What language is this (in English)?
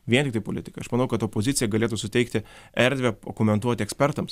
Lithuanian